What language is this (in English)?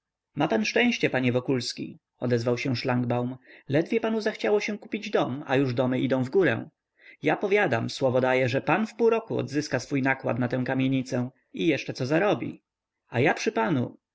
Polish